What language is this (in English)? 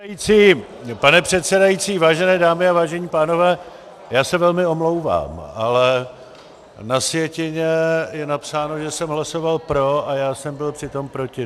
Czech